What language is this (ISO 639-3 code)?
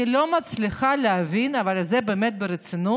heb